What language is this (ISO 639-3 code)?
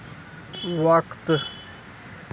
urd